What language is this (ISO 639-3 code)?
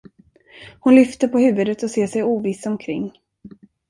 swe